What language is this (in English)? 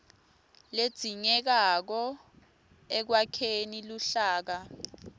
Swati